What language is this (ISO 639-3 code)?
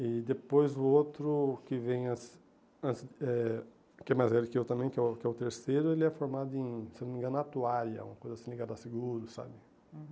por